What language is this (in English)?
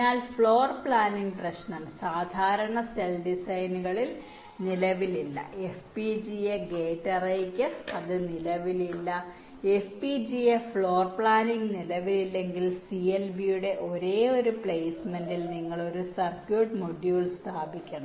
Malayalam